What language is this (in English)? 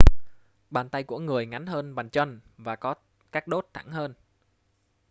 Vietnamese